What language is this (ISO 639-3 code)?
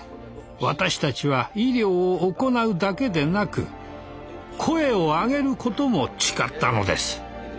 jpn